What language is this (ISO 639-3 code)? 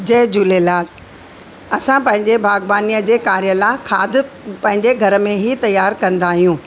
snd